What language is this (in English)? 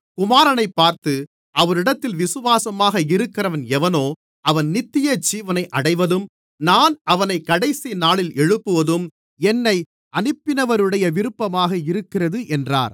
Tamil